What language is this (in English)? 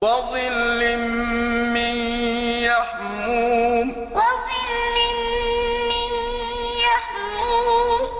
Arabic